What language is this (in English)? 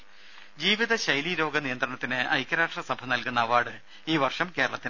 Malayalam